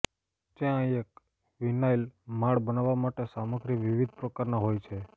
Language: Gujarati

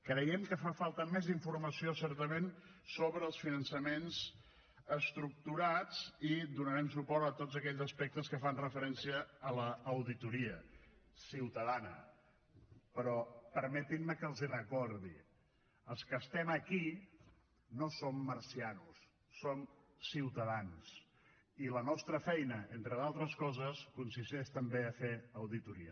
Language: Catalan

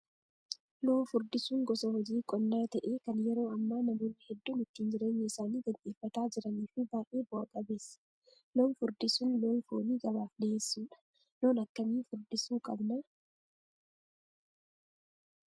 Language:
Oromo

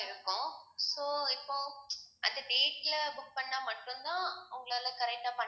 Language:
Tamil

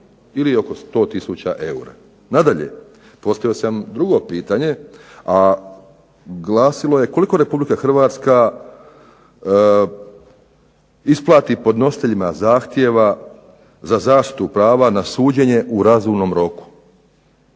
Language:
Croatian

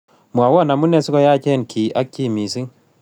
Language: Kalenjin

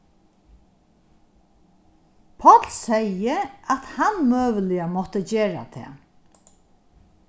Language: Faroese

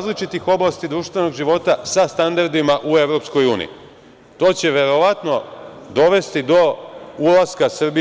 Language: Serbian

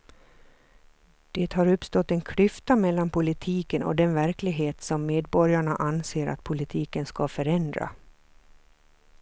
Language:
Swedish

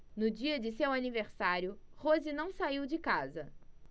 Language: Portuguese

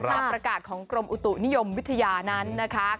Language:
Thai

